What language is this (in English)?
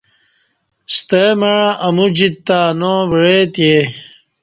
Kati